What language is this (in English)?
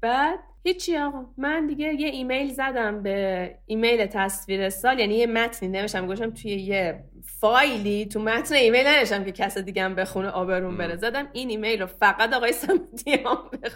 Persian